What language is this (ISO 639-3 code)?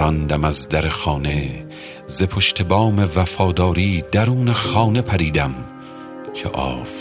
fas